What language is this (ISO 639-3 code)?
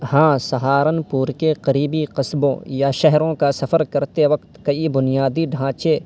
urd